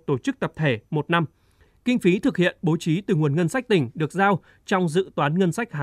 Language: Vietnamese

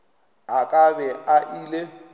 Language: Northern Sotho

